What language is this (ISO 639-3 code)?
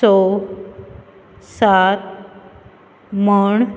kok